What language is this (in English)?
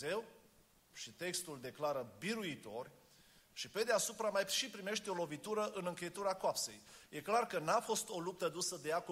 Romanian